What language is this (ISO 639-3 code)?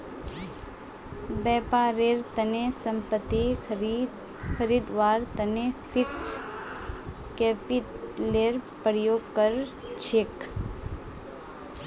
mag